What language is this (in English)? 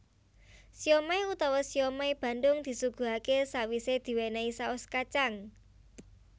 Javanese